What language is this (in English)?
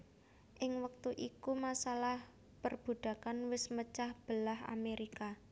Javanese